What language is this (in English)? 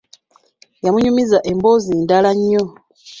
Ganda